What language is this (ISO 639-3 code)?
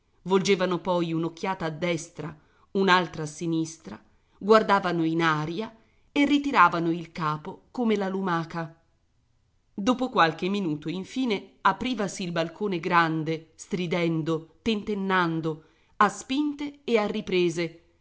ita